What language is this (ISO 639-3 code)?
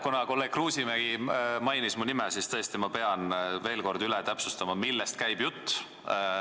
est